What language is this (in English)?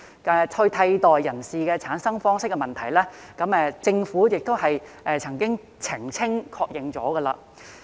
Cantonese